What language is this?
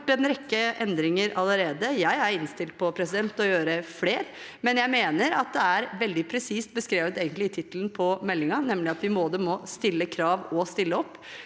Norwegian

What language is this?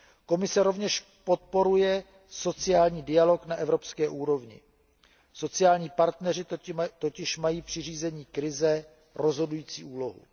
Czech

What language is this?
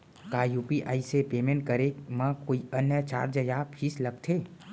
Chhattisgarhi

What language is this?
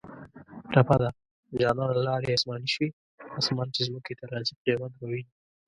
Pashto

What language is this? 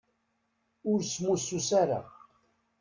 Kabyle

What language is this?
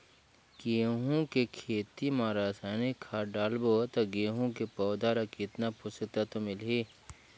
Chhattisgarhi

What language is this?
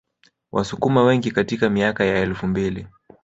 Swahili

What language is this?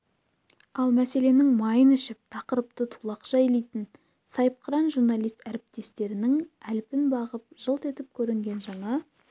Kazakh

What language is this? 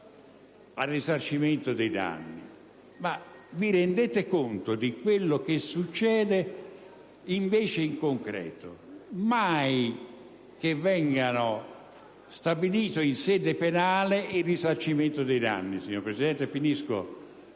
Italian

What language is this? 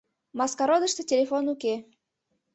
Mari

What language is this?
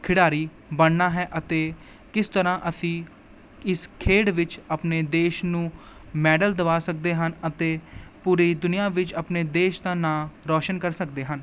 Punjabi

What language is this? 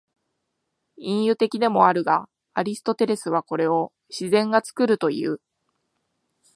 Japanese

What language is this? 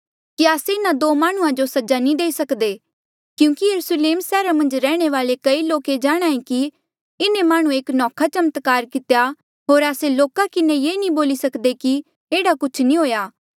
Mandeali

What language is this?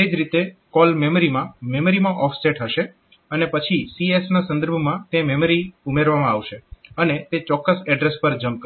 Gujarati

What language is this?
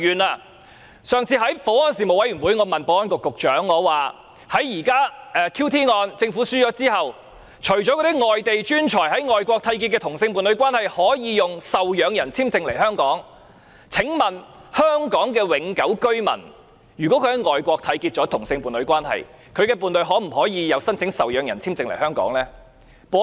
Cantonese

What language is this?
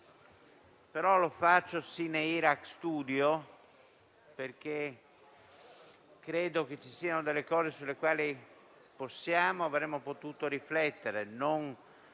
Italian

